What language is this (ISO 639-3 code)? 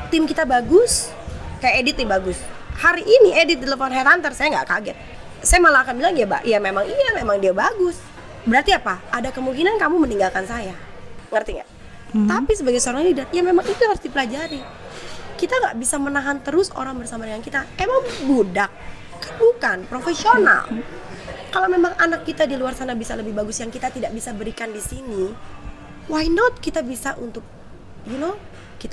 ind